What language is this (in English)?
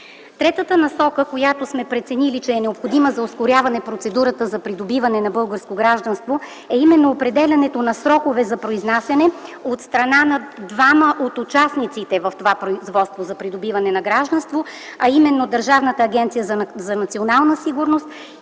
Bulgarian